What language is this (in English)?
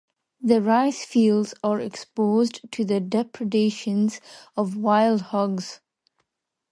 English